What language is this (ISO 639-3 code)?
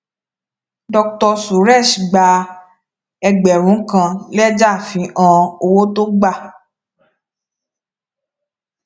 yor